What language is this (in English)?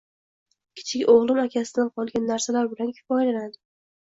Uzbek